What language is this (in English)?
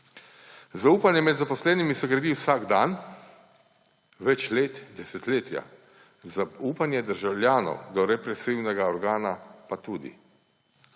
Slovenian